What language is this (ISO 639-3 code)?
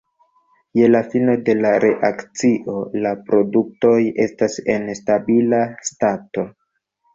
epo